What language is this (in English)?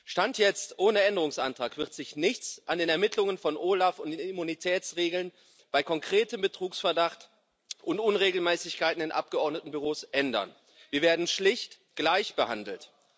German